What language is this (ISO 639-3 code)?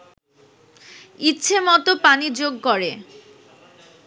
ben